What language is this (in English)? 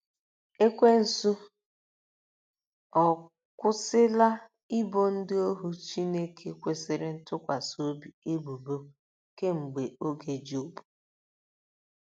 Igbo